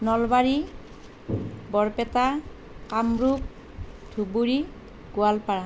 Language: Assamese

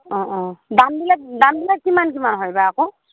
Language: Assamese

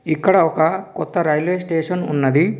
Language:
Telugu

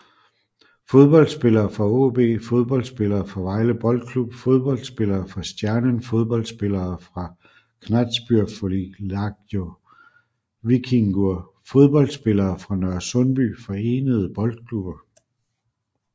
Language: Danish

